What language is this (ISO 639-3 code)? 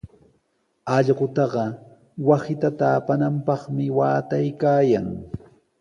qws